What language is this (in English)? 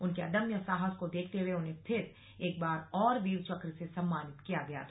Hindi